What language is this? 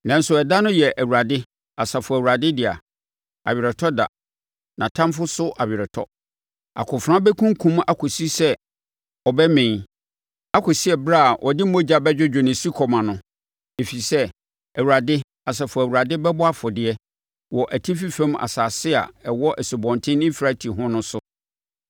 Akan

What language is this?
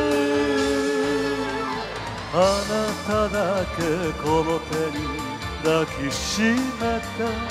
Japanese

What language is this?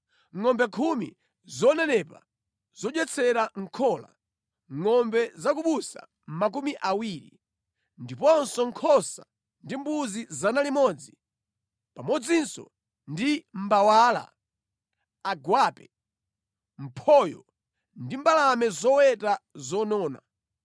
Nyanja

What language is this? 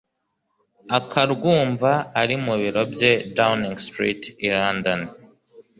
Kinyarwanda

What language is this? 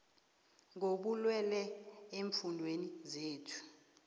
South Ndebele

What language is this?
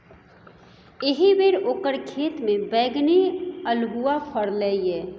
Maithili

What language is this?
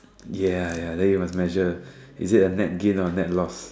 English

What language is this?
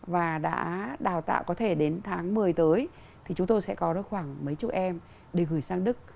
Vietnamese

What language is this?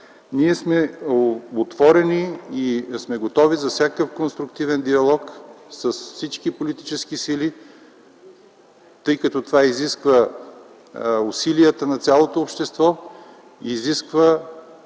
Bulgarian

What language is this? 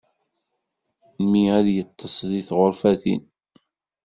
Kabyle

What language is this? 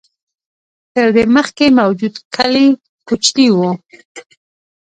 Pashto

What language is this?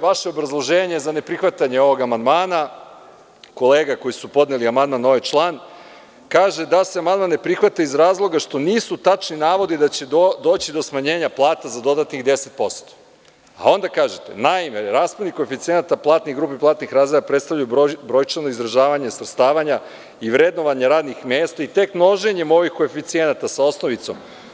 Serbian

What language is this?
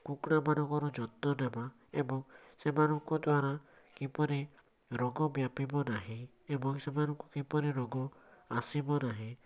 Odia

